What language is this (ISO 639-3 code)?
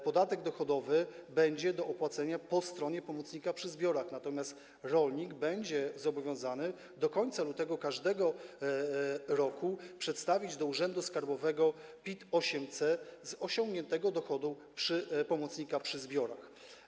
pol